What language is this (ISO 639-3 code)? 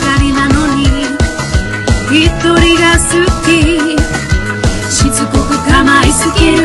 ind